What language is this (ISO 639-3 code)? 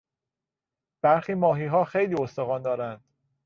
fas